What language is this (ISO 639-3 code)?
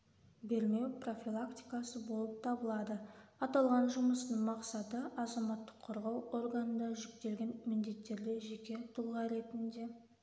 kaz